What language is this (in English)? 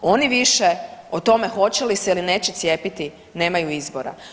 Croatian